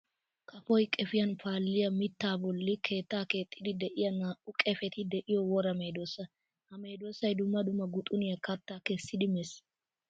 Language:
Wolaytta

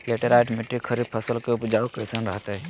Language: Magahi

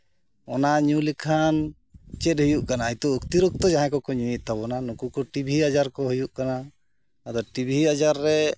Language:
Santali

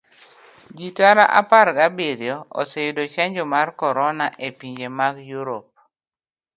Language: Luo (Kenya and Tanzania)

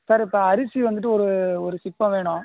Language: Tamil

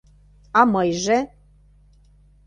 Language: Mari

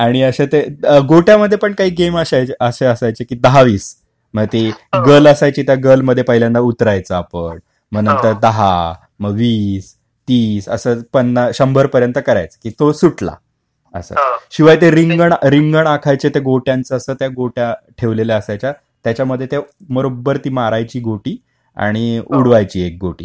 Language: Marathi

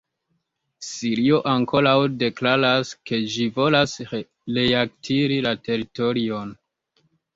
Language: Esperanto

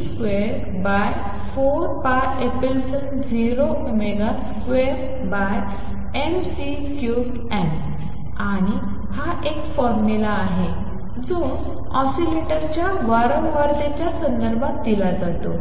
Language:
Marathi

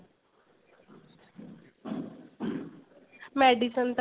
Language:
Punjabi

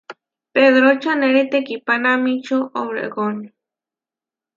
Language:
Huarijio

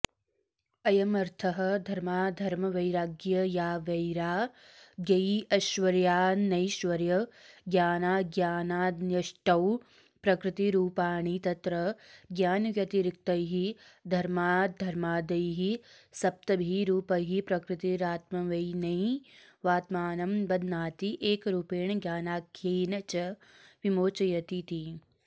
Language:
Sanskrit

